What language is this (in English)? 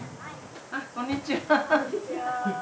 Japanese